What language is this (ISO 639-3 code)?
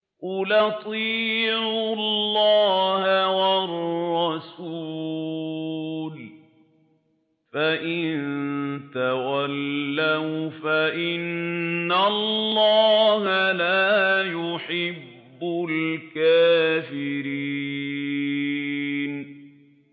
ara